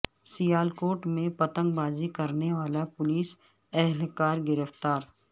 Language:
Urdu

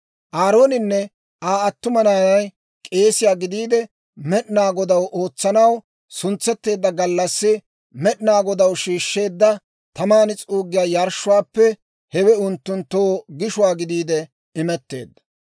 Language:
Dawro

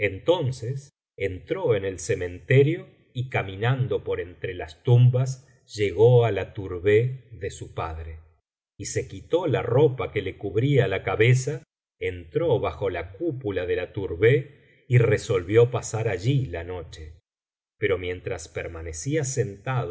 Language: Spanish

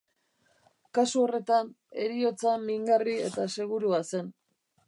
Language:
Basque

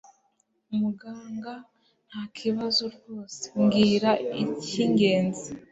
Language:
Kinyarwanda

